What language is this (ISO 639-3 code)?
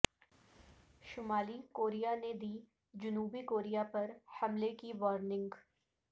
urd